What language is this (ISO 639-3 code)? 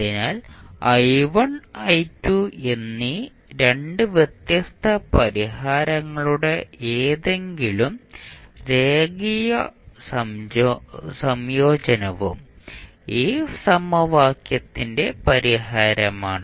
mal